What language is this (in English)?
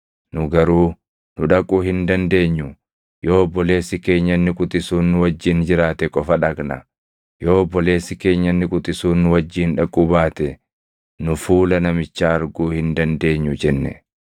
Oromo